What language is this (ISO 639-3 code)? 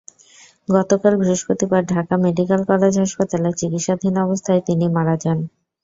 ben